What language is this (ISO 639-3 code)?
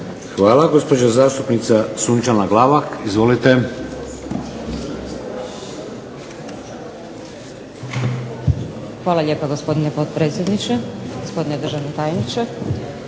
hrv